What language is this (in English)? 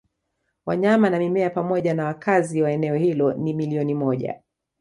Swahili